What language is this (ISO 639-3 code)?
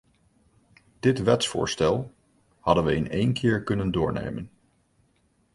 nld